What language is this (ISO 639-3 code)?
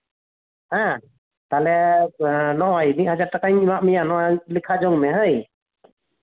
sat